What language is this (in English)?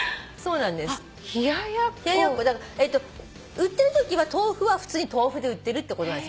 Japanese